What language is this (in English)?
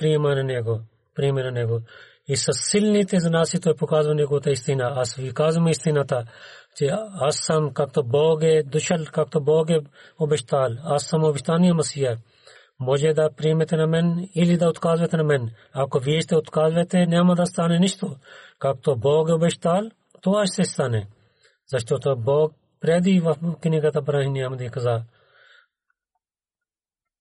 Bulgarian